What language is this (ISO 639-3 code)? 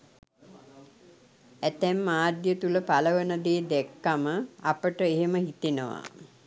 sin